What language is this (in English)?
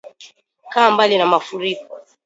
Swahili